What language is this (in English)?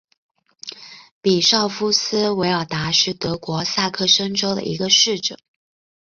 Chinese